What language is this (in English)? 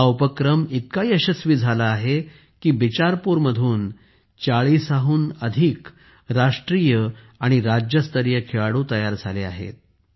Marathi